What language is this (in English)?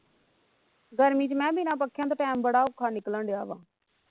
Punjabi